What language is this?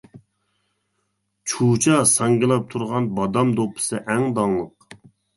Uyghur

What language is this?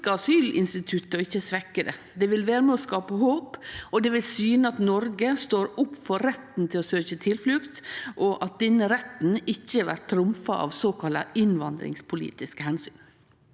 Norwegian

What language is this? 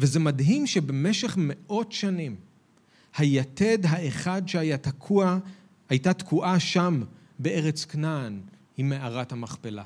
Hebrew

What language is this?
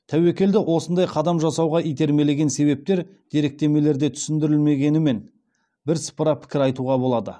Kazakh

